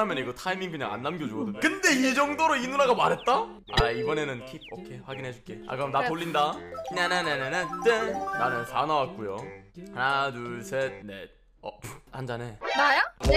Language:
Korean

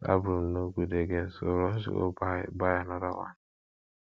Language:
Nigerian Pidgin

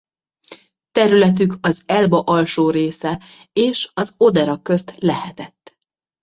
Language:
Hungarian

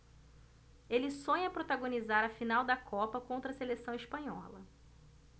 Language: Portuguese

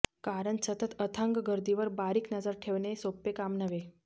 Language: Marathi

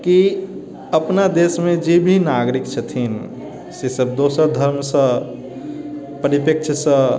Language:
Maithili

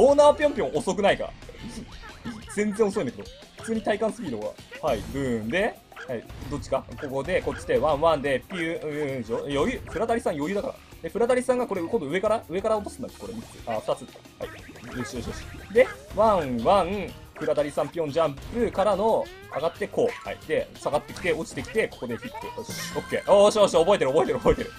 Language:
Japanese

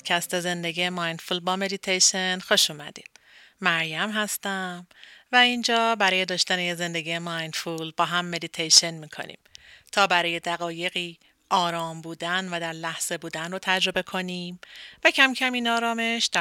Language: Persian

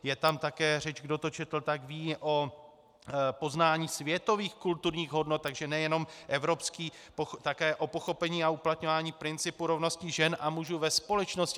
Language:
Czech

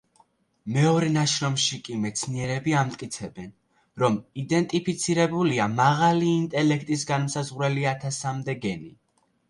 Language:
Georgian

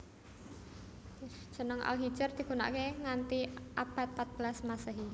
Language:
Javanese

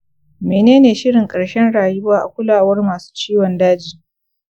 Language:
Hausa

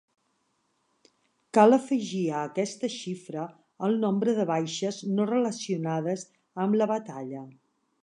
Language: Catalan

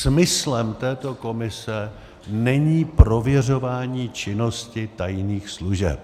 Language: Czech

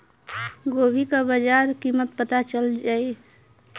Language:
Bhojpuri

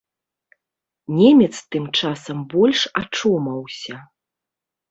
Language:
Belarusian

